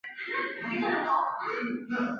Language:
Chinese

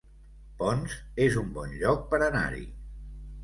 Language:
Catalan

